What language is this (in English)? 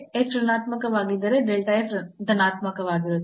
Kannada